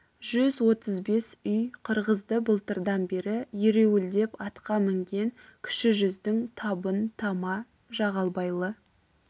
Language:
Kazakh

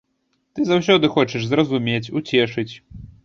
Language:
Belarusian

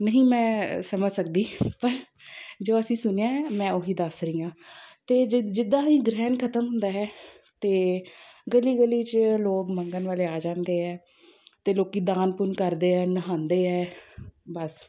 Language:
Punjabi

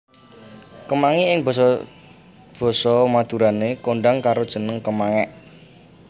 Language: Javanese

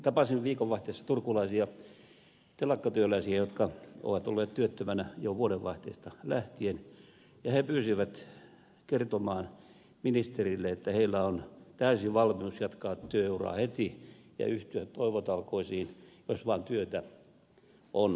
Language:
Finnish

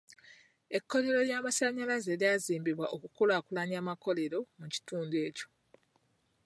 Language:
Ganda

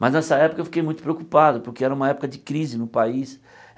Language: Portuguese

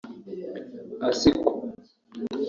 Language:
Kinyarwanda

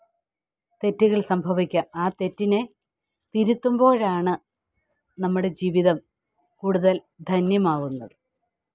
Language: Malayalam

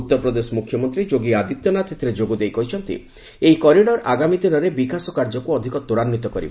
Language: Odia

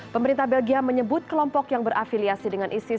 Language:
Indonesian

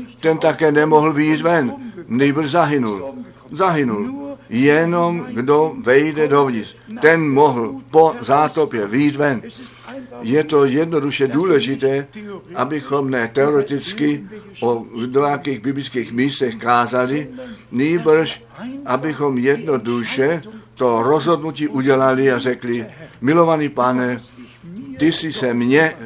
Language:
Czech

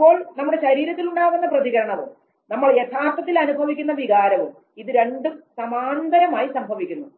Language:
Malayalam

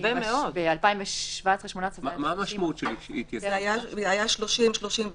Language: Hebrew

